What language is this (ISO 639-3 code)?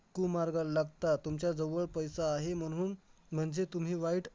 mar